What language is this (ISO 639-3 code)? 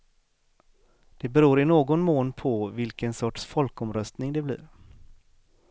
swe